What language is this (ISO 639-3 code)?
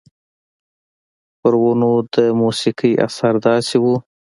pus